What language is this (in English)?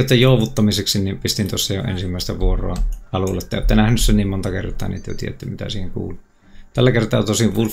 Finnish